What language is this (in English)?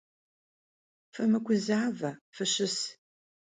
Kabardian